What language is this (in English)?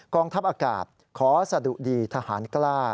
Thai